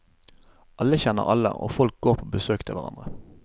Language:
Norwegian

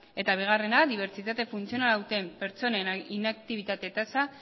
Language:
Basque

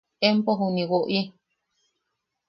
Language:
Yaqui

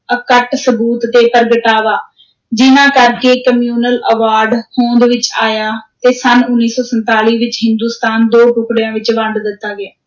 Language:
Punjabi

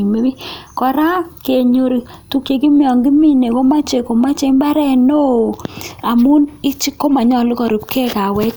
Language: Kalenjin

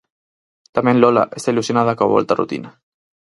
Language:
Galician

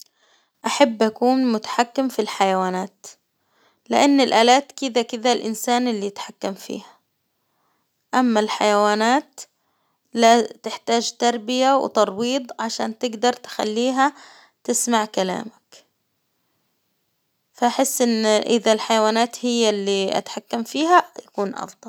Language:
Hijazi Arabic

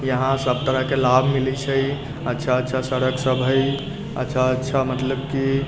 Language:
Maithili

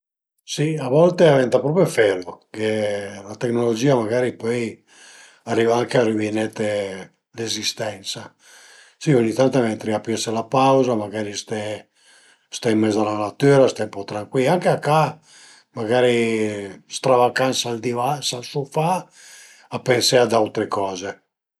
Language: Piedmontese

